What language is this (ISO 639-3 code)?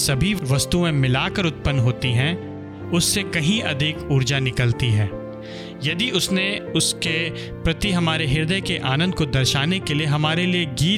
hin